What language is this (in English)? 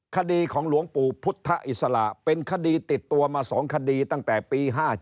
Thai